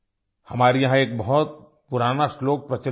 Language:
Hindi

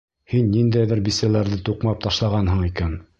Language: Bashkir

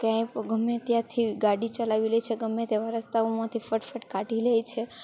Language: Gujarati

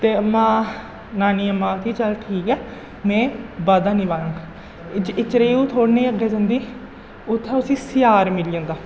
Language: Dogri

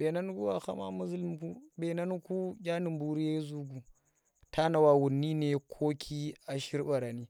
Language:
Tera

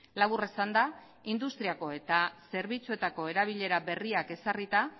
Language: Basque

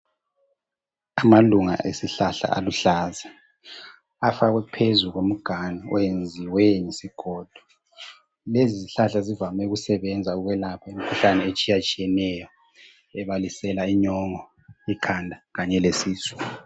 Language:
North Ndebele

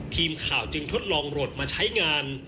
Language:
Thai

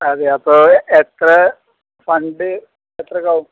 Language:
Malayalam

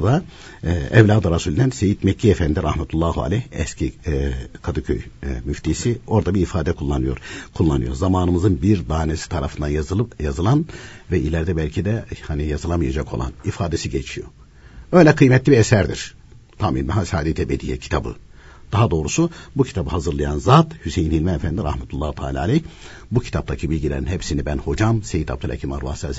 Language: Turkish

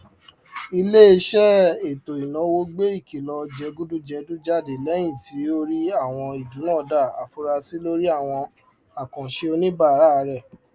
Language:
Yoruba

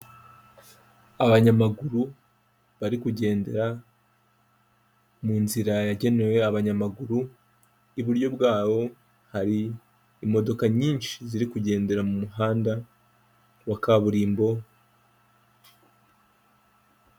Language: Kinyarwanda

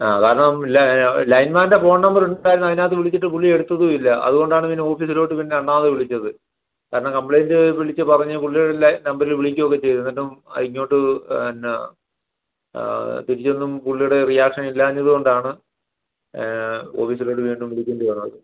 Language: Malayalam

